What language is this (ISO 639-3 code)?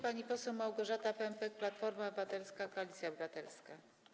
pol